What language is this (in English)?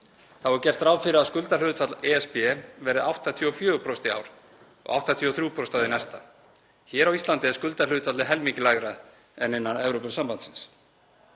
Icelandic